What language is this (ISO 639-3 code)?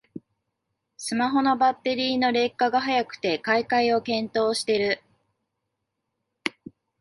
jpn